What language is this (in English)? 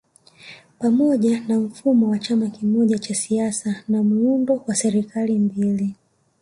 Swahili